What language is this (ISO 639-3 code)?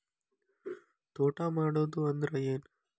kan